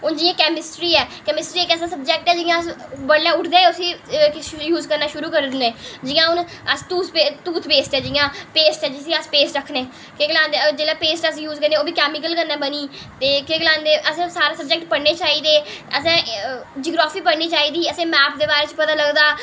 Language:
Dogri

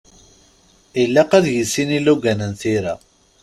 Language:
Kabyle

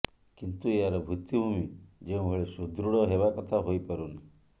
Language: Odia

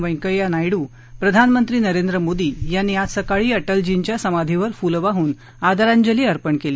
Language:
Marathi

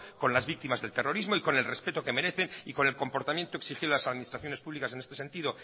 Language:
Spanish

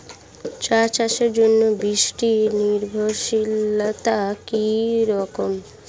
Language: Bangla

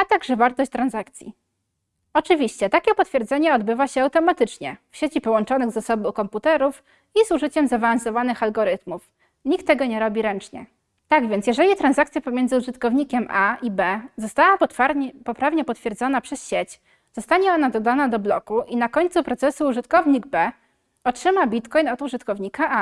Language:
Polish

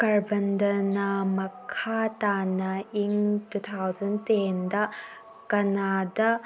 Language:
Manipuri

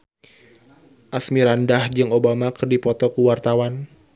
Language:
Sundanese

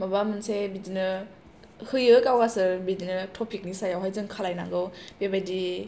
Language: Bodo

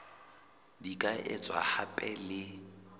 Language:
Southern Sotho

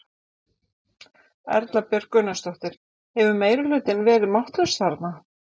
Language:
Icelandic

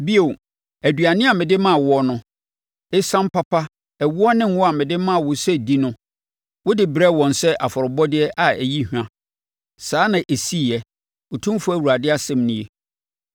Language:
Akan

